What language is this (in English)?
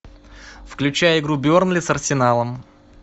Russian